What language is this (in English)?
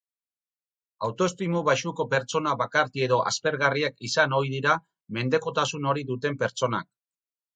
Basque